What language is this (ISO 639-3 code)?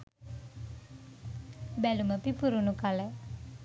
sin